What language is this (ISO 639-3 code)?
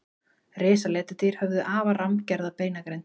isl